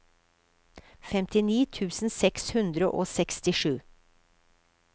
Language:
Norwegian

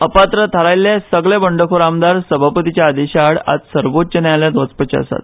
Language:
Konkani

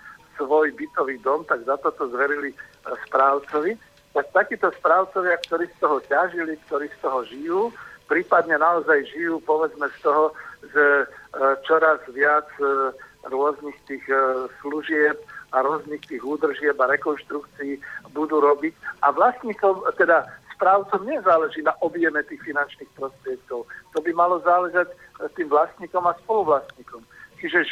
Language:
Slovak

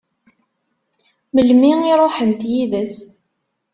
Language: Kabyle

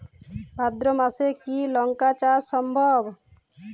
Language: Bangla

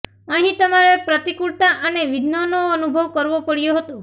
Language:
Gujarati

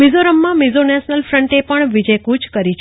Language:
Gujarati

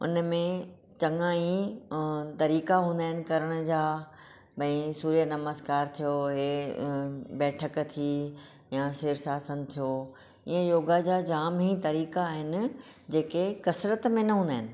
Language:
Sindhi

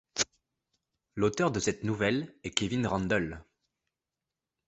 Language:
French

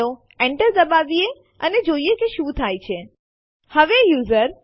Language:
Gujarati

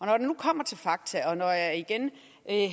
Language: Danish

